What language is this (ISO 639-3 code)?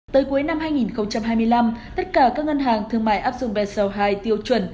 vie